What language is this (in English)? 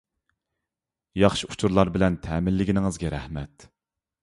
Uyghur